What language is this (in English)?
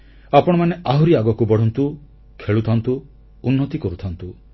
Odia